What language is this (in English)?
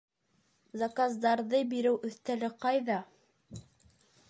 Bashkir